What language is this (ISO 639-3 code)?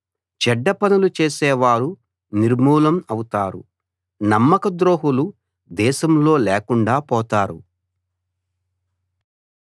tel